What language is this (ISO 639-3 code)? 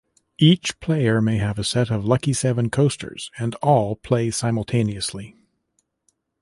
eng